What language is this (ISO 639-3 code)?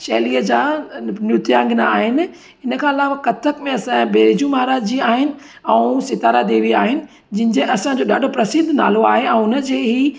snd